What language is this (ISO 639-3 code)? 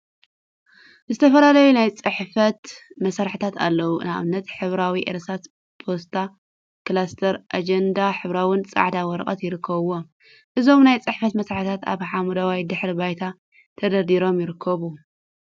tir